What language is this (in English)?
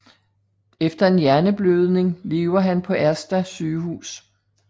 Danish